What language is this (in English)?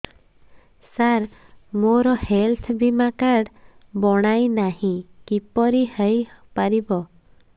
Odia